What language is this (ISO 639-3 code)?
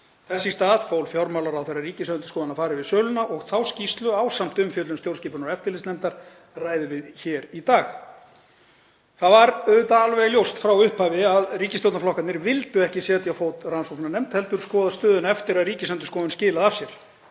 isl